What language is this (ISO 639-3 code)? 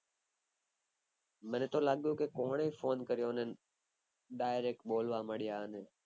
guj